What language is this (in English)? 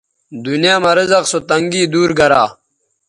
Bateri